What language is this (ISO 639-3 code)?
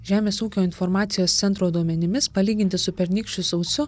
lit